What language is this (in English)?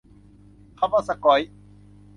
Thai